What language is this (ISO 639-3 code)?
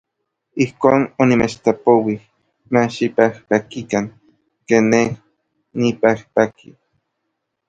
nlv